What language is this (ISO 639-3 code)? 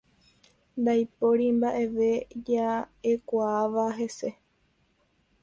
grn